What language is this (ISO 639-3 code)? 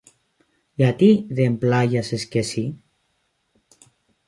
ell